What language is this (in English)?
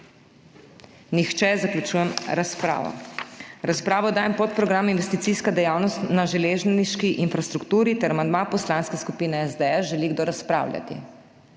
Slovenian